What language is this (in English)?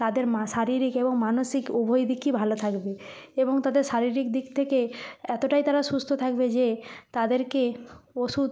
Bangla